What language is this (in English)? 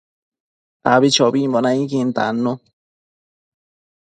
Matsés